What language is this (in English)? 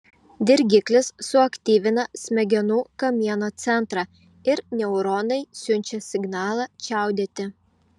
Lithuanian